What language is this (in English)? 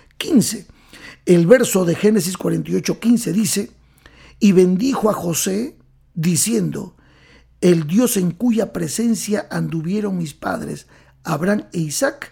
Spanish